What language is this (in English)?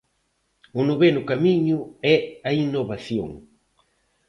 Galician